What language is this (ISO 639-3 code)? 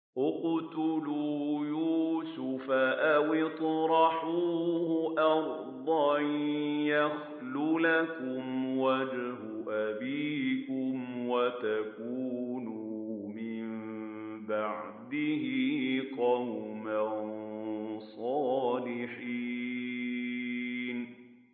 ara